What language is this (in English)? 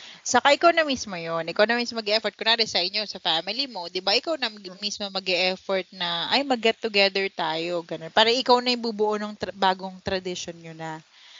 Filipino